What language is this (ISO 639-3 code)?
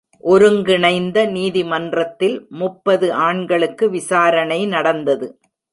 tam